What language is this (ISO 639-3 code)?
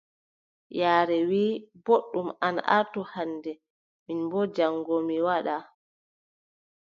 fub